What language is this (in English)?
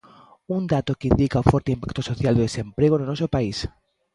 Galician